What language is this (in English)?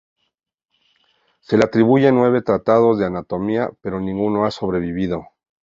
Spanish